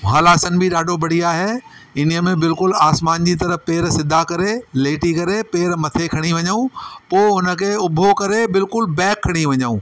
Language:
Sindhi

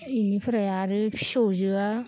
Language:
Bodo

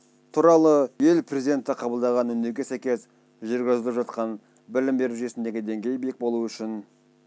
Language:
Kazakh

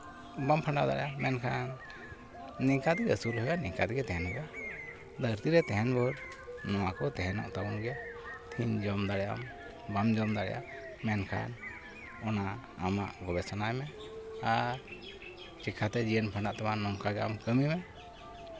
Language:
Santali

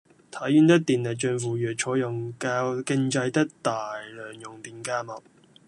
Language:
Cantonese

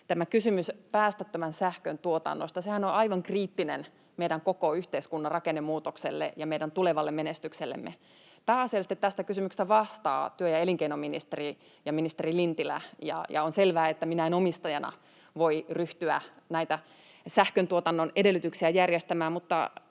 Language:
Finnish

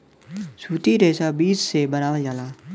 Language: Bhojpuri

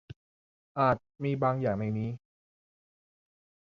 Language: Thai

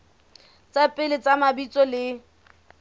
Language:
Southern Sotho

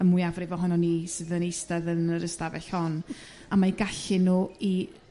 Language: Welsh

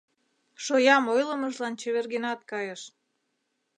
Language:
Mari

